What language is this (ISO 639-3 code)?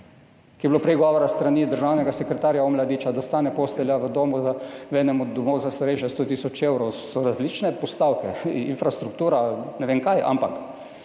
slv